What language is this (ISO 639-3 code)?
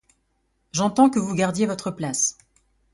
fra